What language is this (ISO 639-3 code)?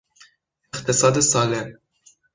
fas